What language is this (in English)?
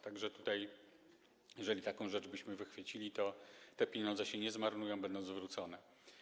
Polish